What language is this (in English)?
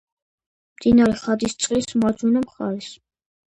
Georgian